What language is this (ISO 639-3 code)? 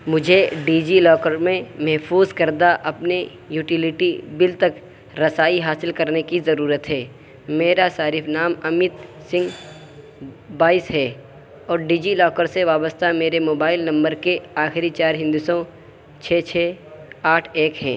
urd